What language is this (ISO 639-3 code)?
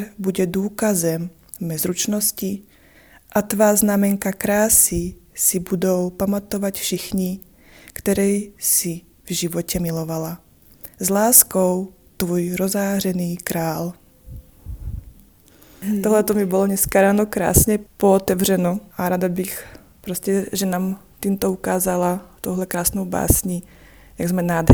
ces